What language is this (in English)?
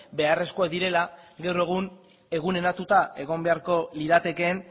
Basque